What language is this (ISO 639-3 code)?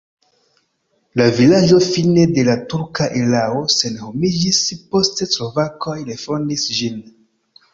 epo